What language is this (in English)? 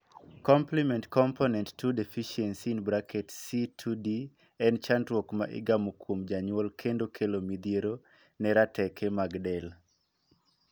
Luo (Kenya and Tanzania)